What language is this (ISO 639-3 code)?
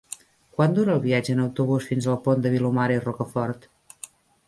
cat